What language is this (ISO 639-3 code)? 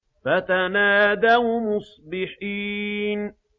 ara